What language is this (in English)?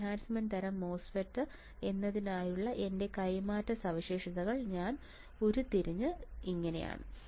Malayalam